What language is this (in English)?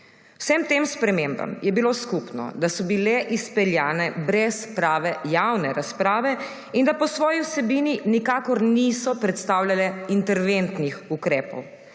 Slovenian